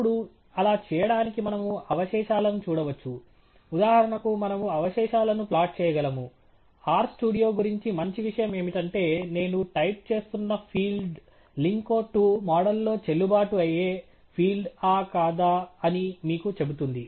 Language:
Telugu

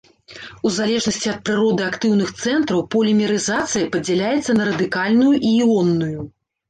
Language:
Belarusian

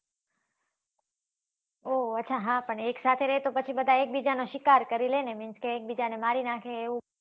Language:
Gujarati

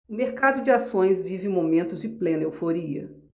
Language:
Portuguese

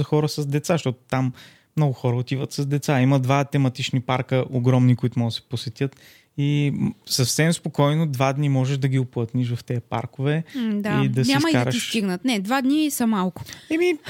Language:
Bulgarian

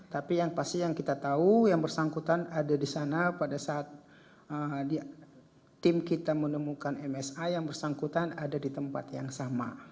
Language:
Indonesian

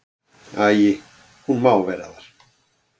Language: Icelandic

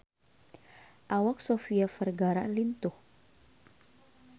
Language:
Sundanese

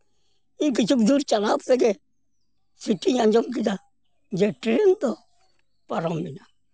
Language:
Santali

